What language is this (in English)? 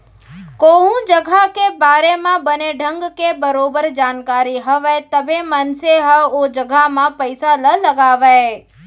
Chhattisgarhi